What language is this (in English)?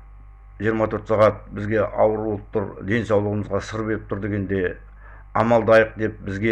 Kazakh